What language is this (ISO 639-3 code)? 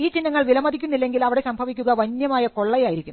mal